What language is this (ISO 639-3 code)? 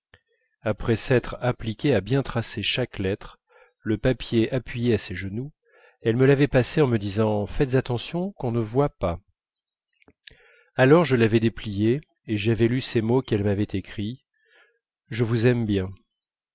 fra